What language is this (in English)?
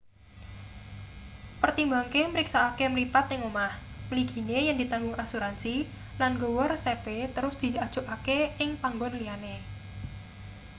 Javanese